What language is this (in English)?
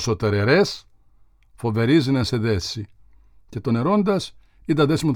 Greek